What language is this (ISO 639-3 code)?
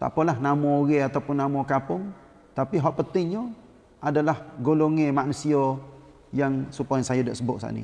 msa